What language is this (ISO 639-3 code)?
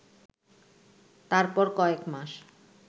ben